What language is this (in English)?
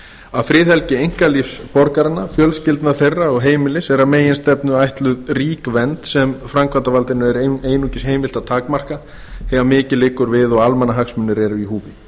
Icelandic